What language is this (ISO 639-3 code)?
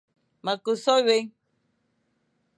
fan